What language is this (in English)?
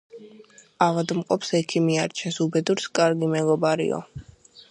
Georgian